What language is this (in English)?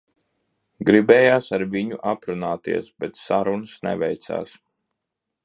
Latvian